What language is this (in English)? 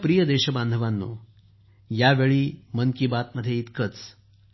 Marathi